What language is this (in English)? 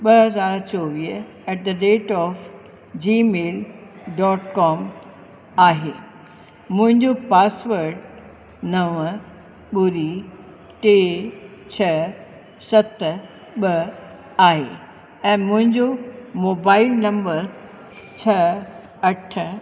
Sindhi